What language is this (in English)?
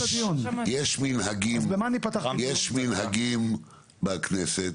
Hebrew